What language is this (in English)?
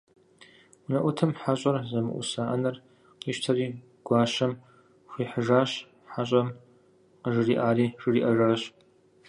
Kabardian